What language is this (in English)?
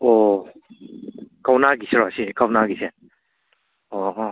Manipuri